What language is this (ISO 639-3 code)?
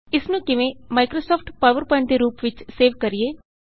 pan